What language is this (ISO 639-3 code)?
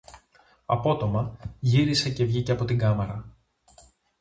ell